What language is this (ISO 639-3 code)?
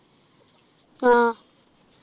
mal